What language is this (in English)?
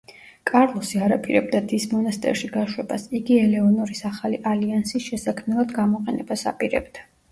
Georgian